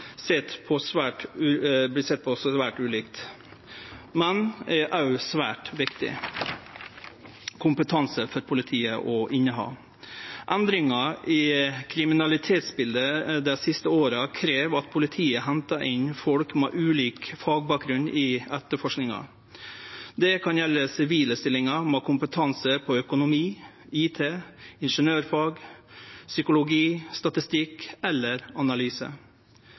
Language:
Norwegian Nynorsk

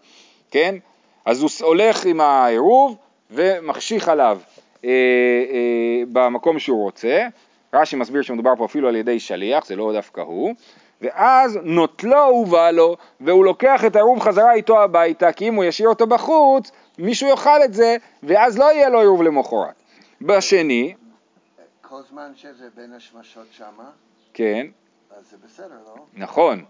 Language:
Hebrew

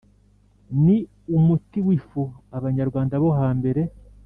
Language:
Kinyarwanda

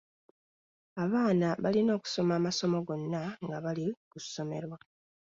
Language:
Ganda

